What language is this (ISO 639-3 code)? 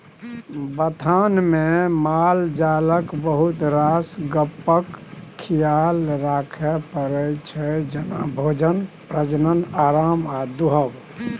mai